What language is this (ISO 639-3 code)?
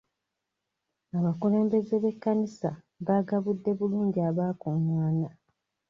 lug